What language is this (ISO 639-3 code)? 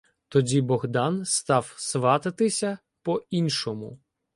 ukr